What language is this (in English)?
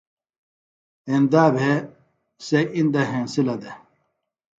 Phalura